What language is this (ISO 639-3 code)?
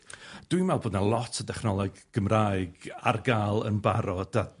cym